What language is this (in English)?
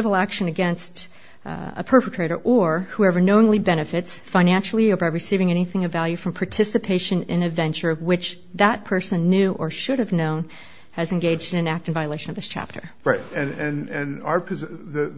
English